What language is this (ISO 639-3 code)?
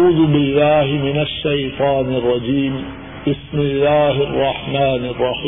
urd